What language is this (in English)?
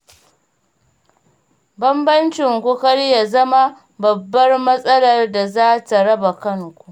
Hausa